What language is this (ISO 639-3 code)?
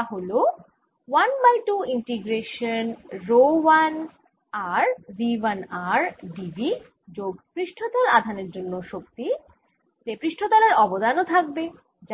ben